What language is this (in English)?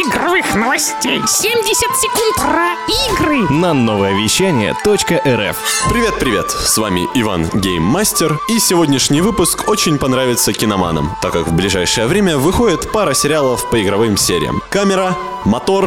Russian